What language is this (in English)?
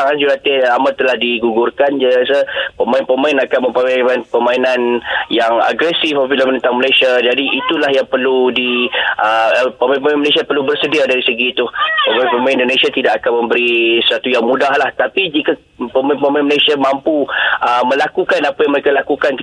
Malay